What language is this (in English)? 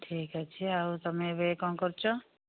Odia